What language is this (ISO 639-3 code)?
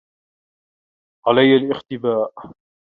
ara